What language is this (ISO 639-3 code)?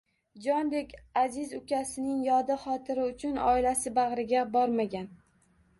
uzb